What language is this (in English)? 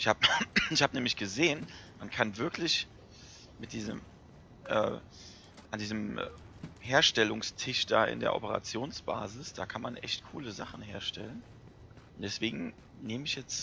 German